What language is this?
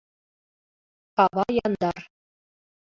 Mari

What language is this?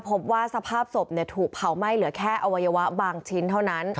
Thai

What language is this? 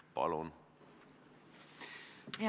Estonian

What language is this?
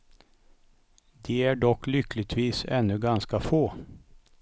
Swedish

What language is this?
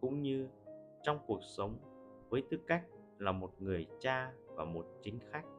Vietnamese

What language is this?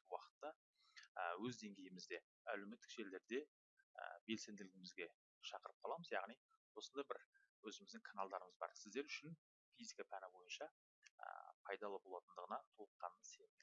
Turkish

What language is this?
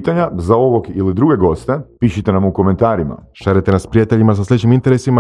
Croatian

